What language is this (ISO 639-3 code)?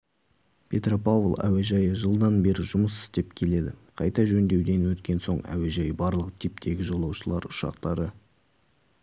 kaz